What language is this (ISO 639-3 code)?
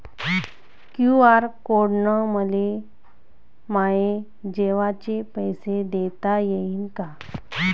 mar